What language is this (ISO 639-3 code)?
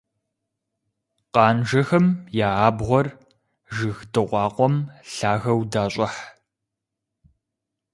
kbd